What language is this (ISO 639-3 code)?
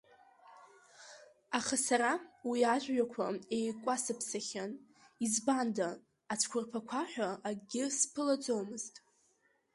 abk